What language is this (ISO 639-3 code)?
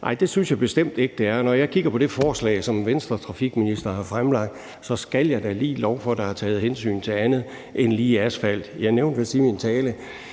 dan